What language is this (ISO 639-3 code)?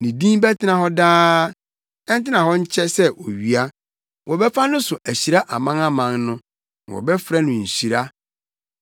aka